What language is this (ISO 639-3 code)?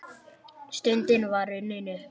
isl